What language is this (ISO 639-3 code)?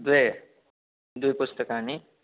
san